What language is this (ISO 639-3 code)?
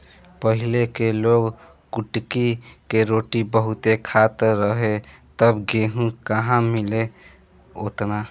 bho